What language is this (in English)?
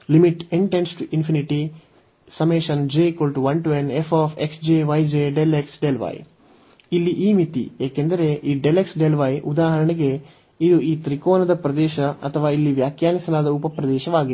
Kannada